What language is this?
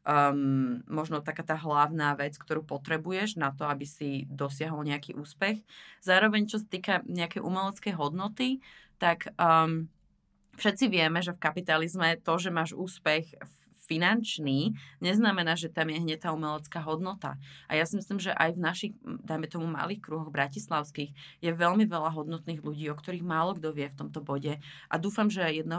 Slovak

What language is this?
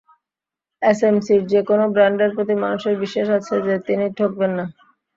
Bangla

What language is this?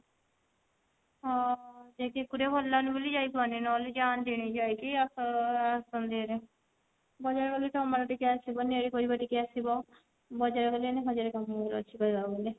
Odia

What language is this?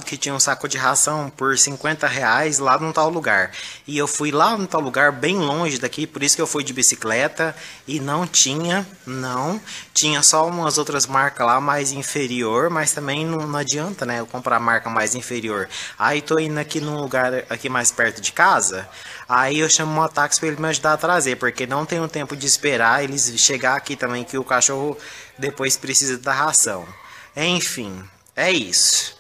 Portuguese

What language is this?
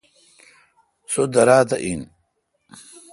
Kalkoti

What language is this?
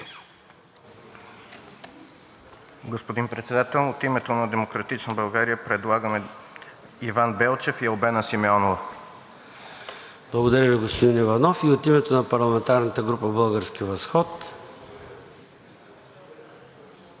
Bulgarian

